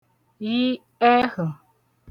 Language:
Igbo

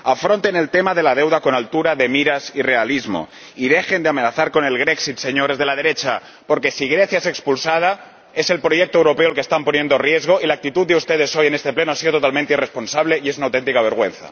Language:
Spanish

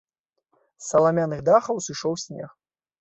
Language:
Belarusian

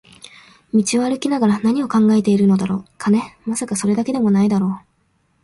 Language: Japanese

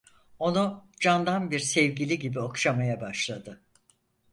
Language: Turkish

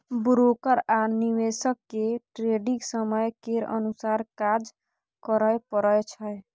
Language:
Maithili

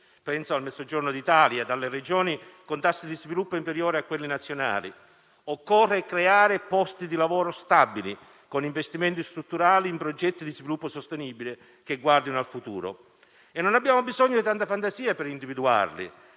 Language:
Italian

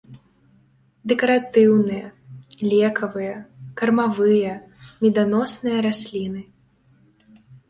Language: Belarusian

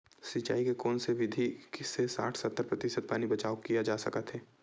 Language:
Chhattisgarhi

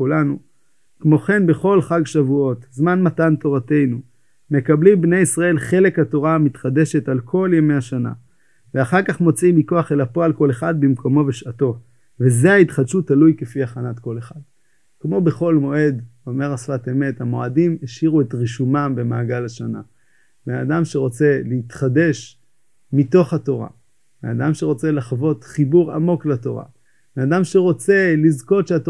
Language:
Hebrew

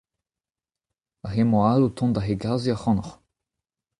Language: Breton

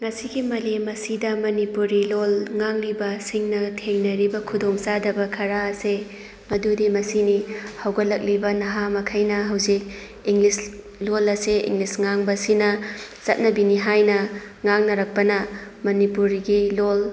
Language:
Manipuri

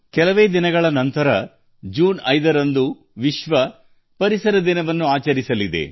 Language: Kannada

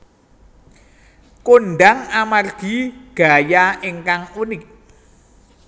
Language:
Javanese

